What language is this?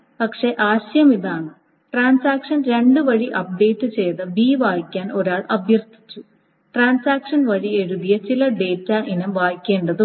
Malayalam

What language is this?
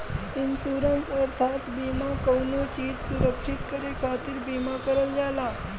Bhojpuri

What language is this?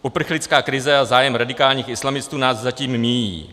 Czech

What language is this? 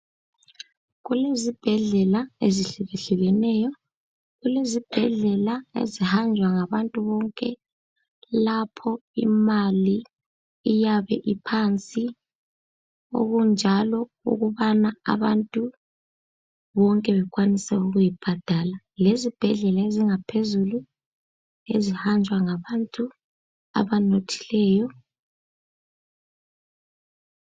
North Ndebele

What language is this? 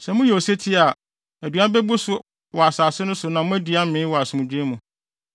Akan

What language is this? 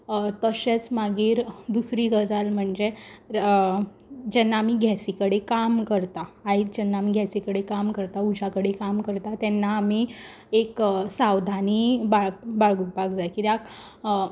Konkani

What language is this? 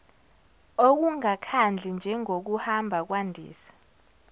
Zulu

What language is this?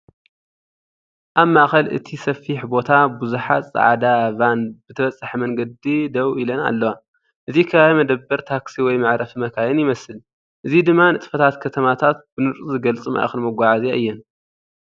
Tigrinya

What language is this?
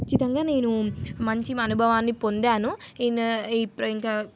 Telugu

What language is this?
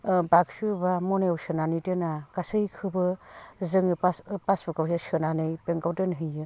Bodo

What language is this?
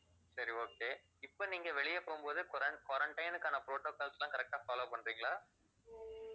Tamil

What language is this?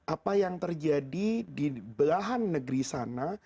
Indonesian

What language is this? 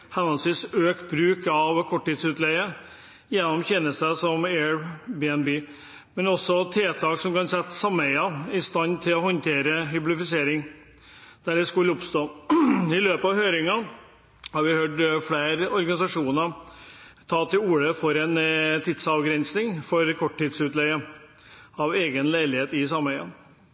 Norwegian Bokmål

